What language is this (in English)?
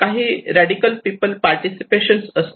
Marathi